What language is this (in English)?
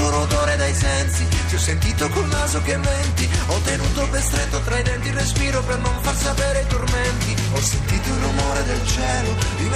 Italian